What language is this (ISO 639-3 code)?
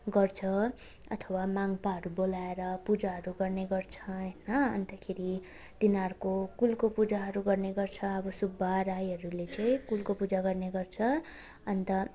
nep